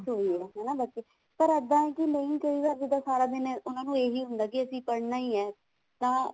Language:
Punjabi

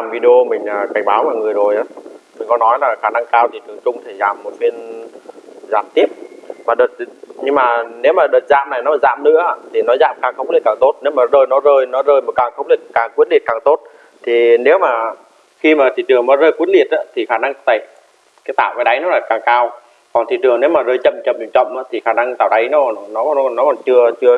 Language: Vietnamese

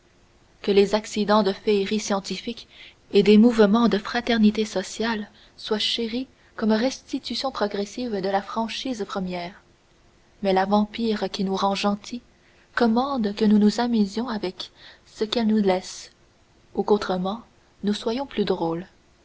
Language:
French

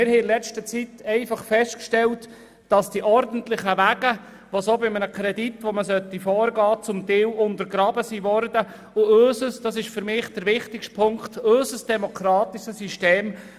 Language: Swiss German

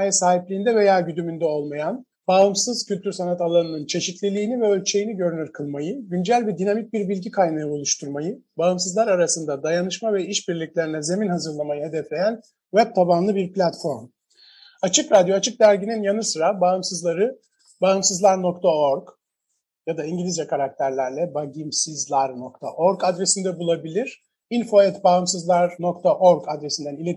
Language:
Turkish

